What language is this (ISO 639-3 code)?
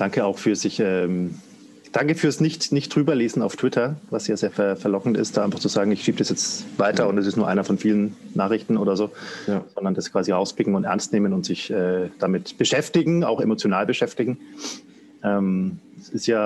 deu